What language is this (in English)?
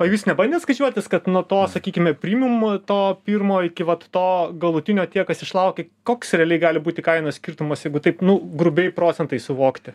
Lithuanian